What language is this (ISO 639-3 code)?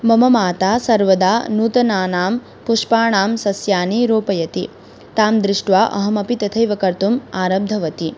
san